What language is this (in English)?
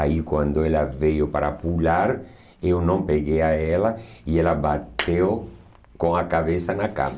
Portuguese